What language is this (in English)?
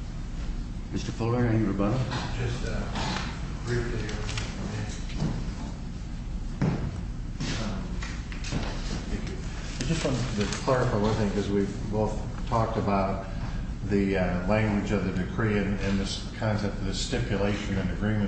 English